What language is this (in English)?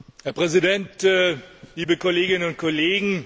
German